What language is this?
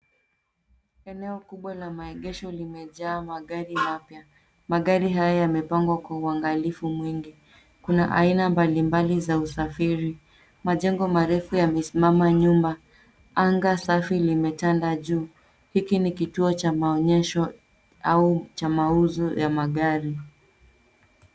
Swahili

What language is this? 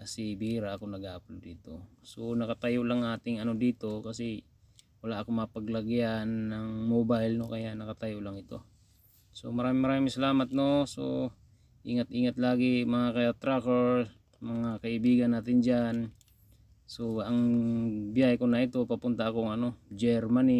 Filipino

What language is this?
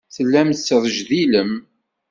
Kabyle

